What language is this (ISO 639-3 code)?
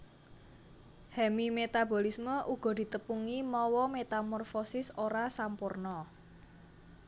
jav